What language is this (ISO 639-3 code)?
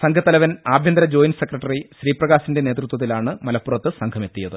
mal